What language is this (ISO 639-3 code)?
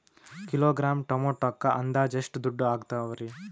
kan